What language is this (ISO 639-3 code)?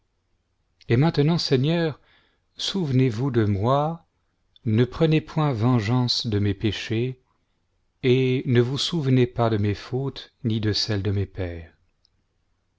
fra